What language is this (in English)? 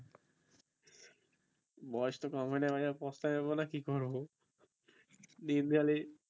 Bangla